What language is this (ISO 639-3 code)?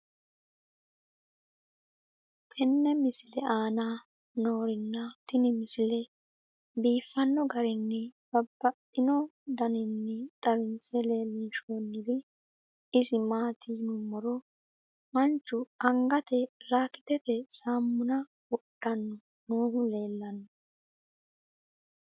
sid